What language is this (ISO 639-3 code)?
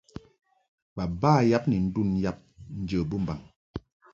mhk